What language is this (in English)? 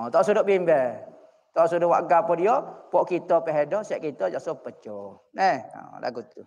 Malay